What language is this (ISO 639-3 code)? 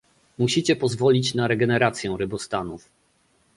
pol